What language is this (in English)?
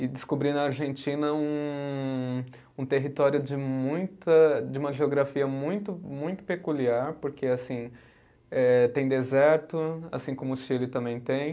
Portuguese